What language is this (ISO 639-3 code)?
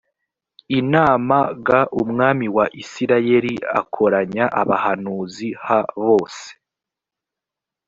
kin